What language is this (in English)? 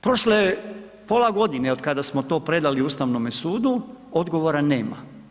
Croatian